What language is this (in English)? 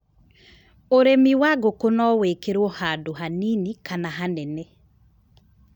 Kikuyu